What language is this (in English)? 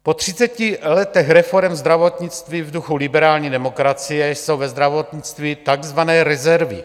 Czech